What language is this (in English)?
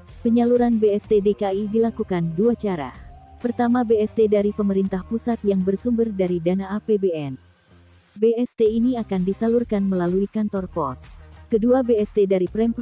Indonesian